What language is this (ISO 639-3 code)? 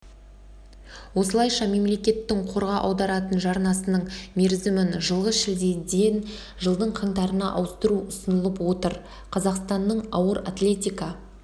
kaz